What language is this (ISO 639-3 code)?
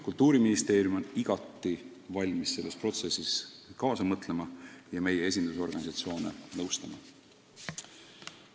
est